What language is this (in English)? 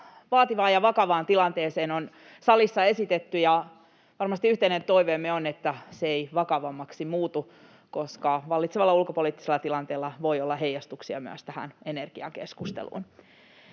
Finnish